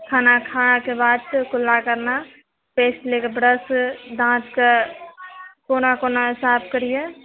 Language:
Maithili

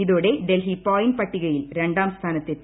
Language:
Malayalam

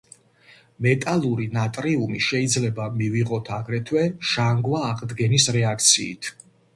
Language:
Georgian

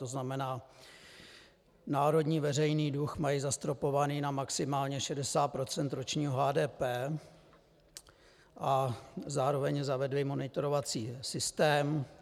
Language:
Czech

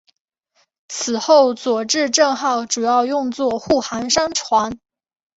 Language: Chinese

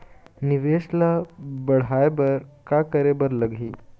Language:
Chhattisgarhi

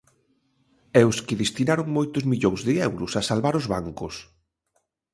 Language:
Galician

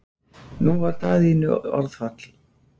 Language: Icelandic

